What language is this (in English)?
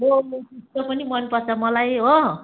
Nepali